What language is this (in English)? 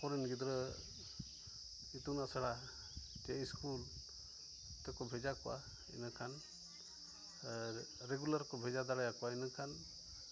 Santali